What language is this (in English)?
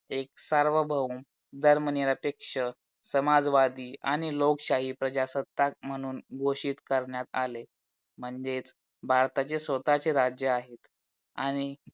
Marathi